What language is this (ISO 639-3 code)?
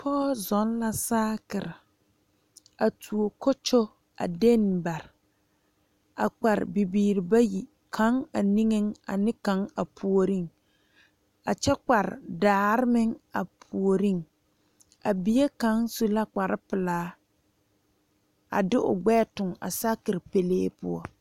dga